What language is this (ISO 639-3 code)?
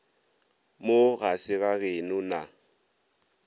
nso